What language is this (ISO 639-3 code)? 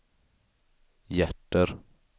swe